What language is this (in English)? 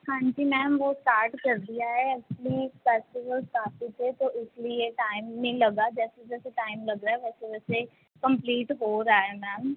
Punjabi